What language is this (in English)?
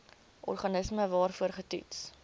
Afrikaans